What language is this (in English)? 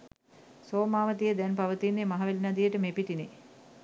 Sinhala